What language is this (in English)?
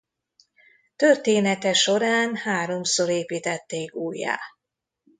Hungarian